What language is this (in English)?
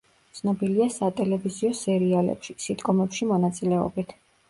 Georgian